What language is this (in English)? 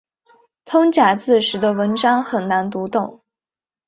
Chinese